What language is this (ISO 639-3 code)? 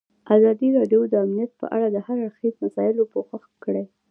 pus